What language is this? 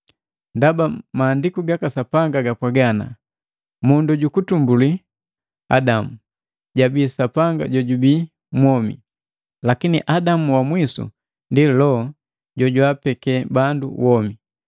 Matengo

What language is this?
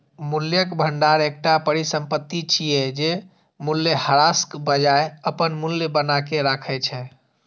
Maithili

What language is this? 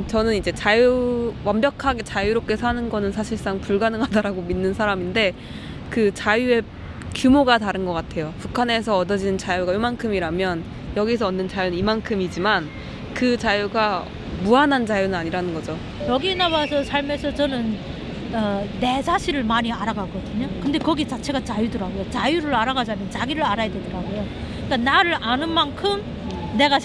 Korean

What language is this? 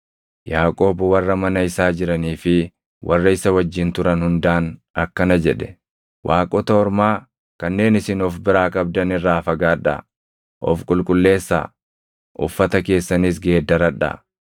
Oromo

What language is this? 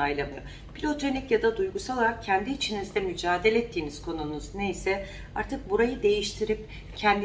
Turkish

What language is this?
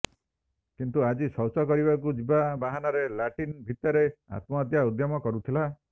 Odia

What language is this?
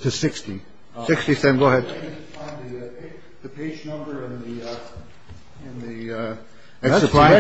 English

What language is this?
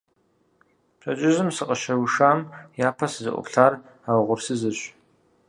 Kabardian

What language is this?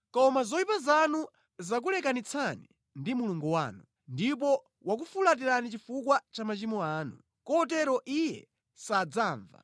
Nyanja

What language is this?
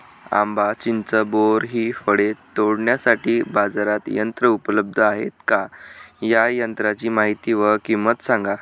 Marathi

